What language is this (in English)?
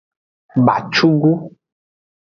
Aja (Benin)